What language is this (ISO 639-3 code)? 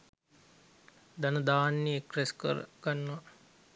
sin